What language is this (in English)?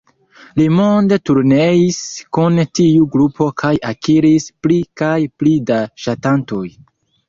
Esperanto